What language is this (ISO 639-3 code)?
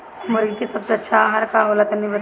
bho